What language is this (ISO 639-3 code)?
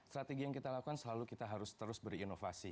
ind